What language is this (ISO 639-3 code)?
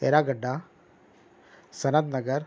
urd